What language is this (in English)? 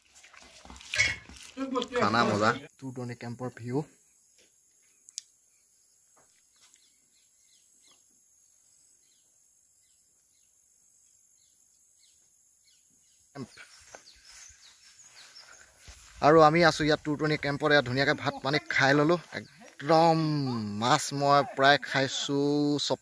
Indonesian